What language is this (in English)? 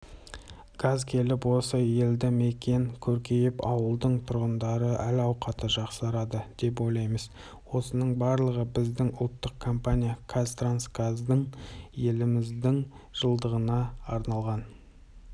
Kazakh